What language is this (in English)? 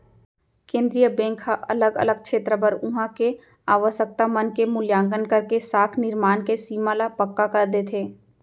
Chhattisgarhi